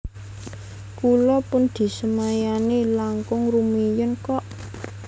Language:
Javanese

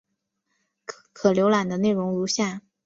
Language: Chinese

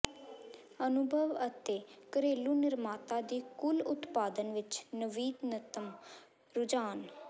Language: Punjabi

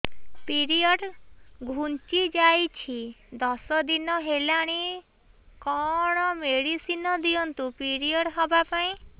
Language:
Odia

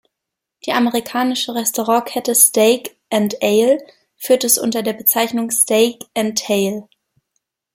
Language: German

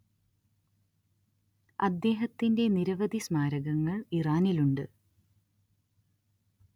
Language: Malayalam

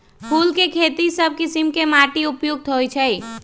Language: Magahi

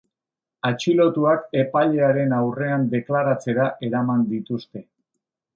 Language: Basque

